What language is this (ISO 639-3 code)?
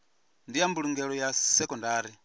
ven